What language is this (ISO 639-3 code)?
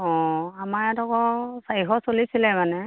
asm